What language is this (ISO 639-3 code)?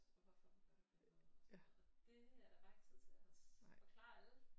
dan